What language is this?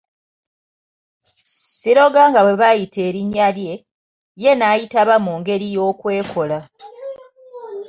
Ganda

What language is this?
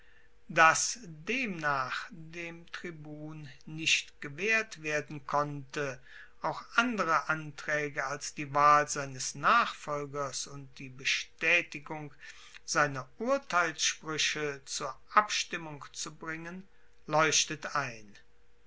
German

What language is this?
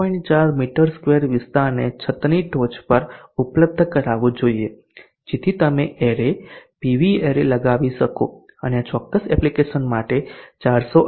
Gujarati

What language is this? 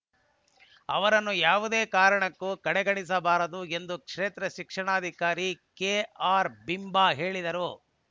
Kannada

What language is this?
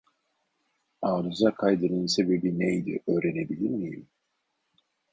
Turkish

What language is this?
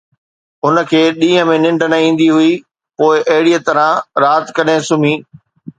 Sindhi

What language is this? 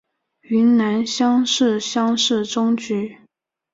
Chinese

